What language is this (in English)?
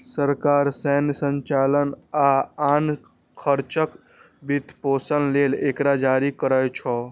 Maithili